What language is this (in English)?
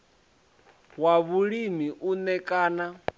Venda